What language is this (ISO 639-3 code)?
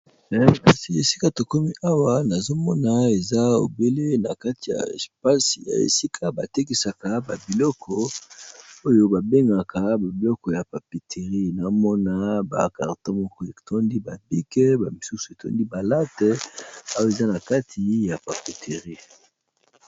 lin